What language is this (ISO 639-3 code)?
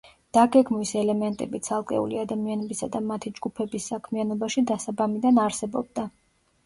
kat